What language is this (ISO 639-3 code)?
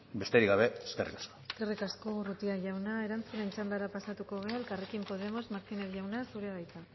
eus